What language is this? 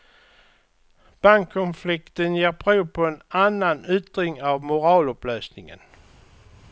Swedish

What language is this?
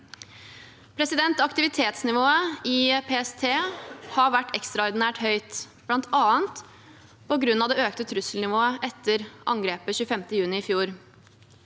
Norwegian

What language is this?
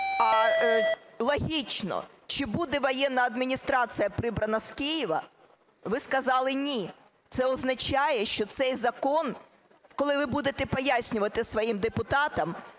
Ukrainian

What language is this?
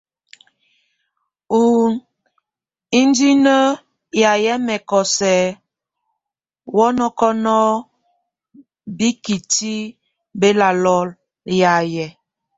Tunen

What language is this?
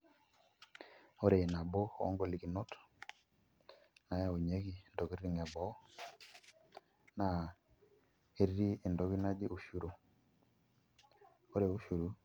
Masai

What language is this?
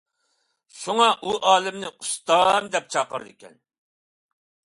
Uyghur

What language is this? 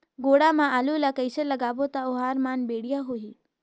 Chhattisgarhi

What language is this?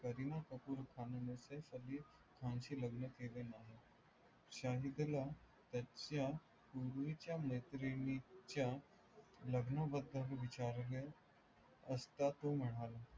Marathi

